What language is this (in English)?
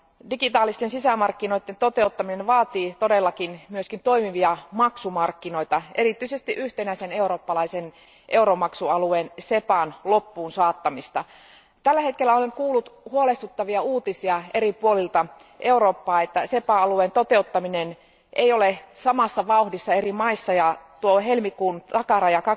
Finnish